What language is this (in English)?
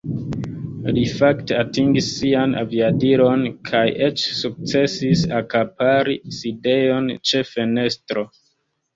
Esperanto